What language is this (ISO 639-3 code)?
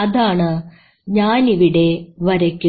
mal